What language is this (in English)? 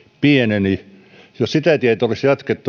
Finnish